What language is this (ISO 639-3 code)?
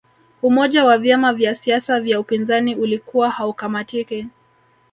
swa